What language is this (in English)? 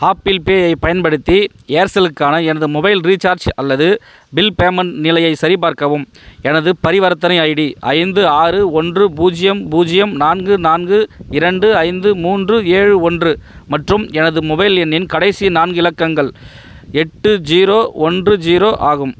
Tamil